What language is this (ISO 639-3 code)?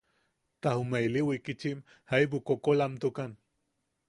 yaq